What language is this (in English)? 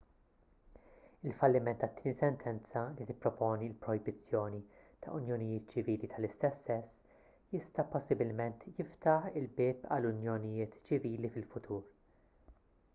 Maltese